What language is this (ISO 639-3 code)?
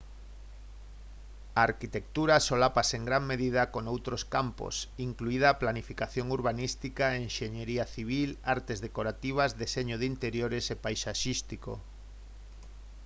glg